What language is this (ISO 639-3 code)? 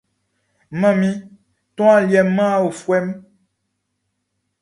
bci